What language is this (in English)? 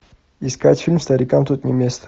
Russian